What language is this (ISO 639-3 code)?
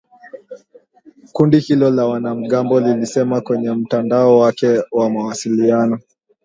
swa